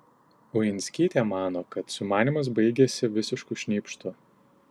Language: Lithuanian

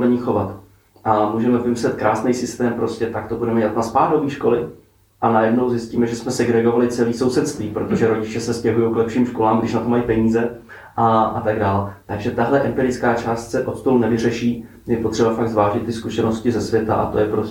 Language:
Czech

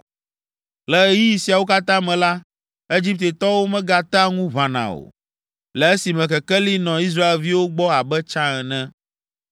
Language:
Ewe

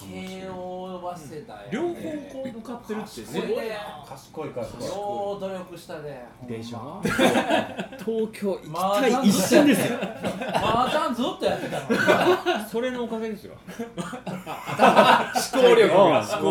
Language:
Japanese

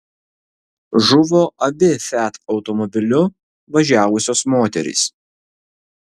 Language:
Lithuanian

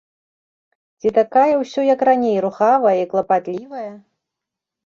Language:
Belarusian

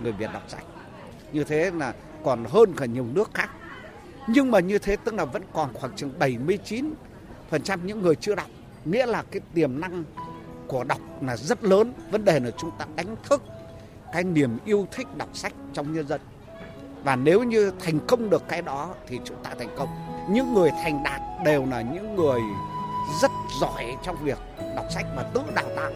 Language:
Vietnamese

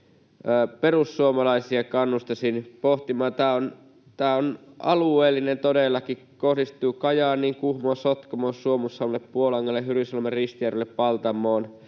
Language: Finnish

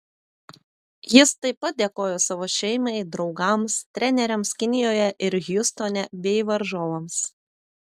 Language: Lithuanian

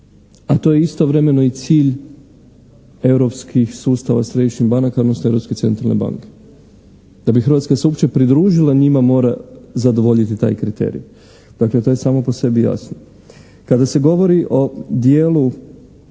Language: Croatian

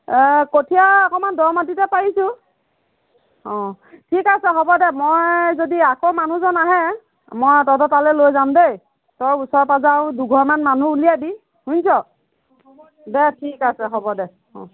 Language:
Assamese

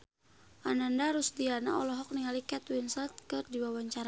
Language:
Sundanese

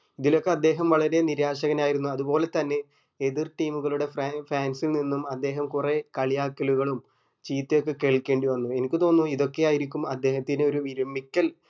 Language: Malayalam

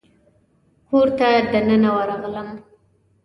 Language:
Pashto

